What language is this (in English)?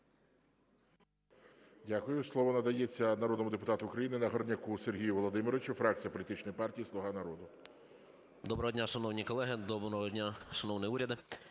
Ukrainian